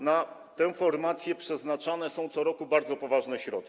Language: Polish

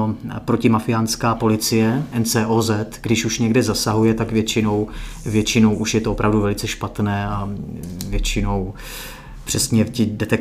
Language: Czech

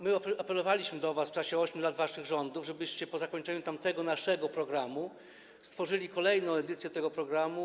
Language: Polish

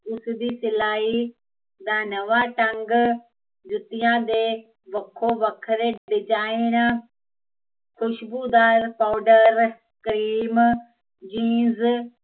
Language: Punjabi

